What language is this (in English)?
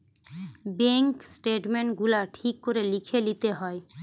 Bangla